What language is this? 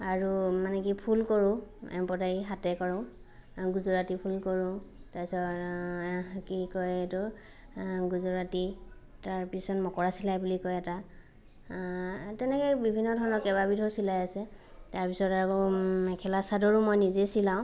Assamese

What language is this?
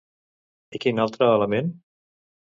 Catalan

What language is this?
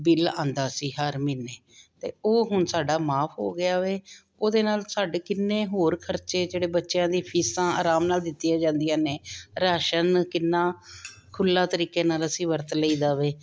Punjabi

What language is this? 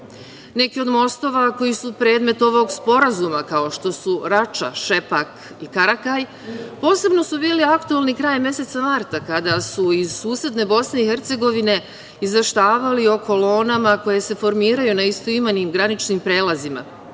Serbian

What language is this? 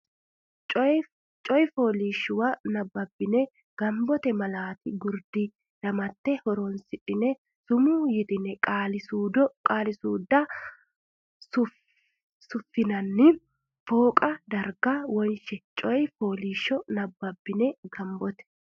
Sidamo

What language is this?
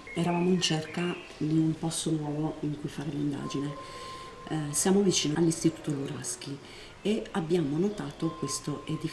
Italian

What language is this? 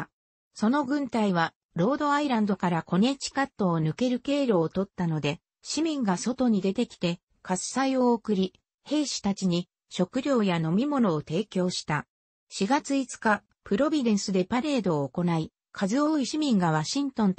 Japanese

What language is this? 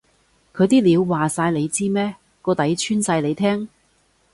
Cantonese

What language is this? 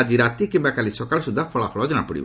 Odia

